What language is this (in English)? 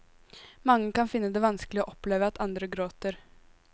Norwegian